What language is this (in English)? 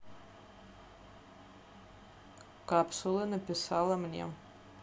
Russian